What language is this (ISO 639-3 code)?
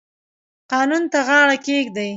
pus